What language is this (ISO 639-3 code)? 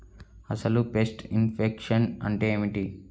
tel